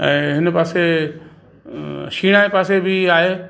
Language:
Sindhi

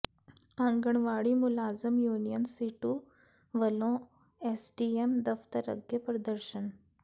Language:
Punjabi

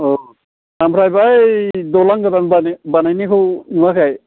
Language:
Bodo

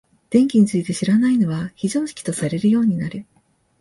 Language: Japanese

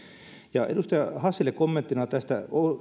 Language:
Finnish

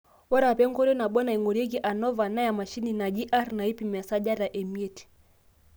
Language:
Masai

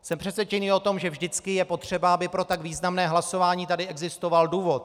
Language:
Czech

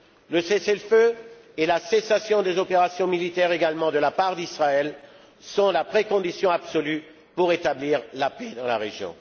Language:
French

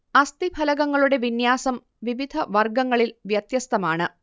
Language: Malayalam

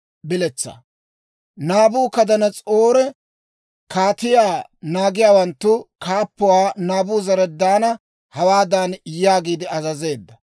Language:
Dawro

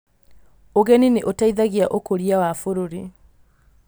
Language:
Kikuyu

